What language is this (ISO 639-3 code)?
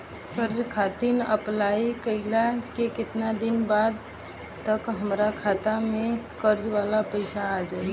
bho